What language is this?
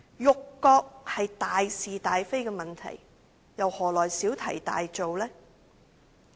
Cantonese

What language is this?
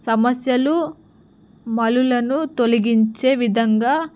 Telugu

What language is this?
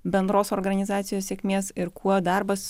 Lithuanian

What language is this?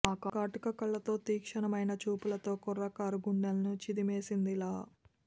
Telugu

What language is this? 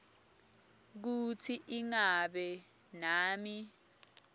Swati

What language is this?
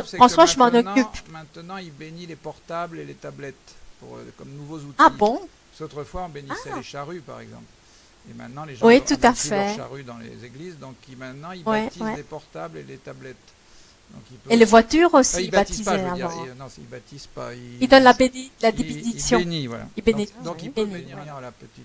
French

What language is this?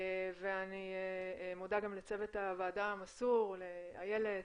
Hebrew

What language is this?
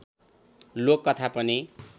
Nepali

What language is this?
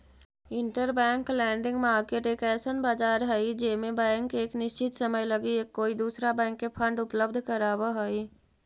Magahi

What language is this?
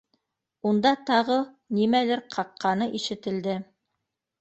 Bashkir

